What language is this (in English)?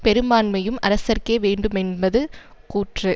Tamil